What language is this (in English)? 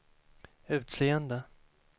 Swedish